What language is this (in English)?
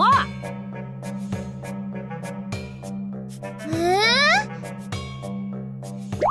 Japanese